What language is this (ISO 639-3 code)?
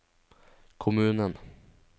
nor